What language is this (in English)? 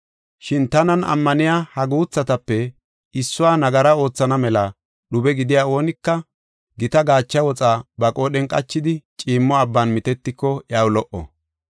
Gofa